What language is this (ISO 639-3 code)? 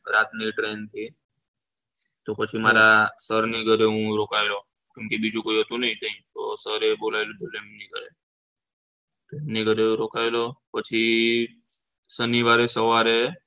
guj